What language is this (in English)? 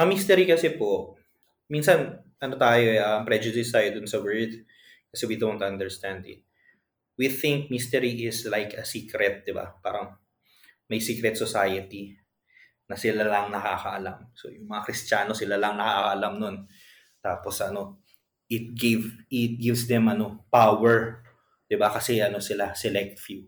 Filipino